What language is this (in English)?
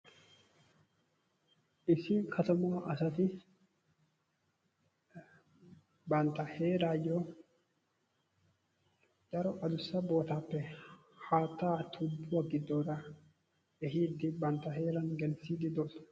Wolaytta